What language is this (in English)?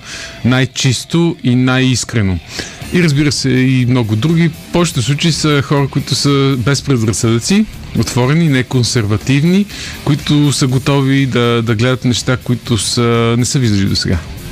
Bulgarian